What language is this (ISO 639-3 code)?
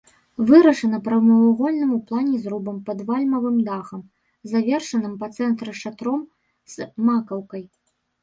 bel